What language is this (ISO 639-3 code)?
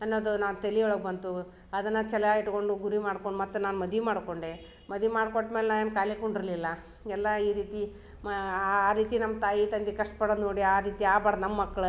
kan